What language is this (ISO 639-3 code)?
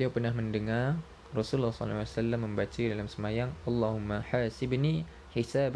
msa